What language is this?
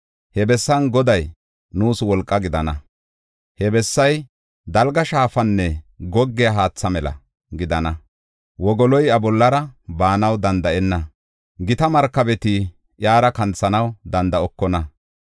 Gofa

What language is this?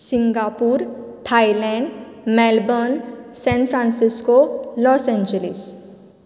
Konkani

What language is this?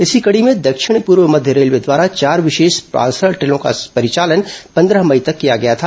Hindi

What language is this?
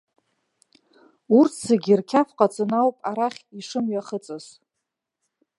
Abkhazian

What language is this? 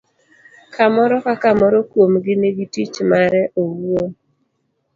Luo (Kenya and Tanzania)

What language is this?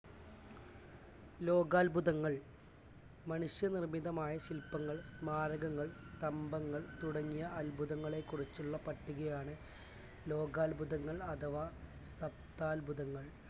Malayalam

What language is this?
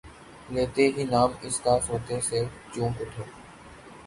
Urdu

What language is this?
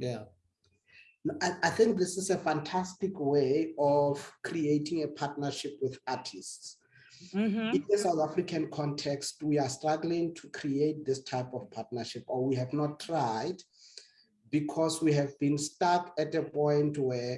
English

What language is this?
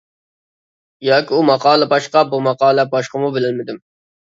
Uyghur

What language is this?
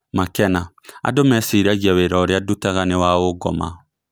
Kikuyu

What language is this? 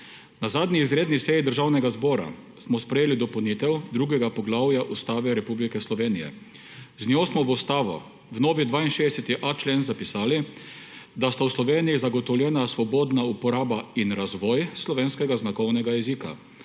Slovenian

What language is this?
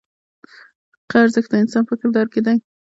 Pashto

